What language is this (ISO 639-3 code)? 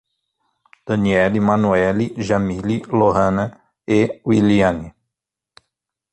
por